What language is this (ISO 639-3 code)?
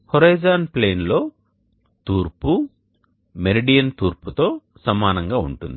tel